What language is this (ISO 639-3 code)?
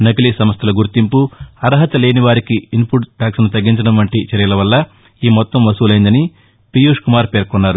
tel